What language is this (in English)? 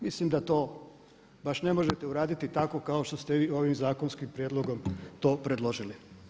Croatian